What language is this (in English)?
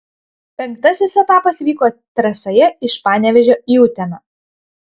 Lithuanian